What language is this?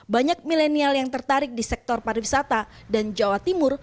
Indonesian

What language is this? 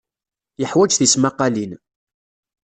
Kabyle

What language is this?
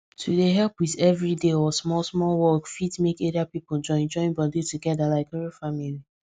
Nigerian Pidgin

